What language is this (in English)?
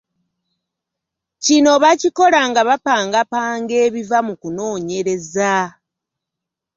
Ganda